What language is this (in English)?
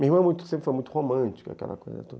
Portuguese